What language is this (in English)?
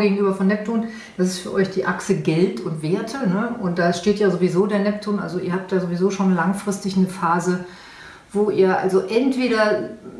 German